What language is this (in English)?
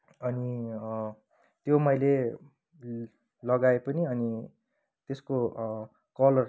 Nepali